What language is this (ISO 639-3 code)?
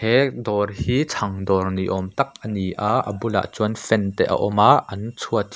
lus